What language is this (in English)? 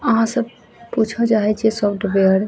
Maithili